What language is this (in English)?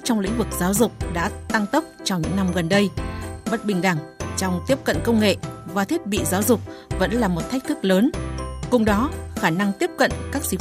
Vietnamese